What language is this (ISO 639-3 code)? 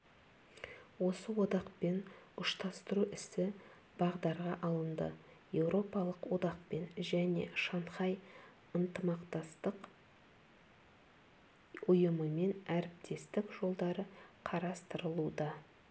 kaz